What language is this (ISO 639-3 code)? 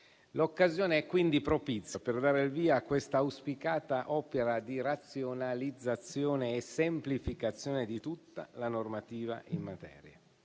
ita